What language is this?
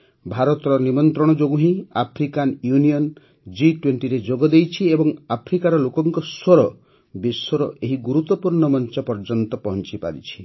Odia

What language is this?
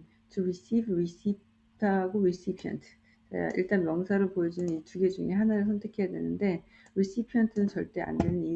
Korean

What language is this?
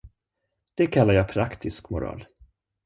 Swedish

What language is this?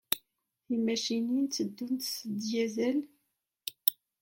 Kabyle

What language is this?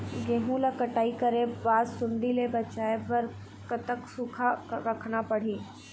Chhattisgarhi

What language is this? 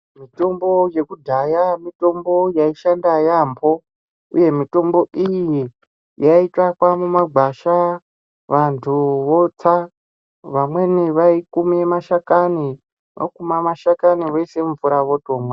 Ndau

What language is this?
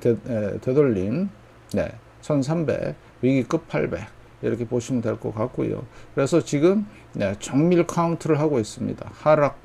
Korean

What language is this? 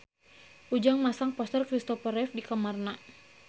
Sundanese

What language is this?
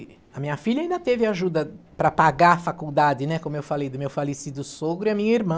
Portuguese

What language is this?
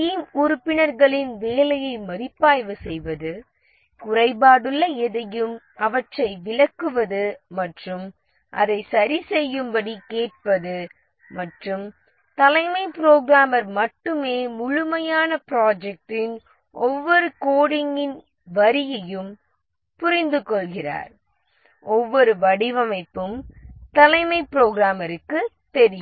Tamil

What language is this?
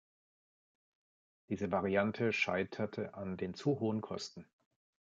German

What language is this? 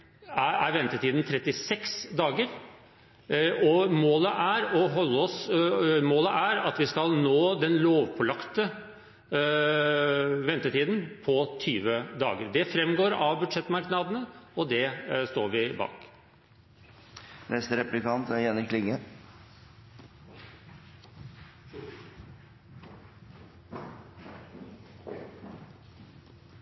Norwegian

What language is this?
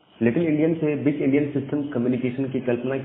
Hindi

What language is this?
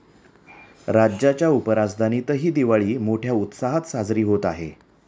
Marathi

